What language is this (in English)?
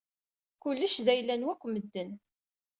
Kabyle